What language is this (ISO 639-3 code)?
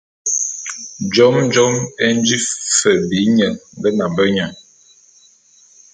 bum